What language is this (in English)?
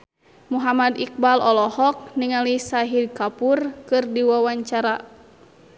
Sundanese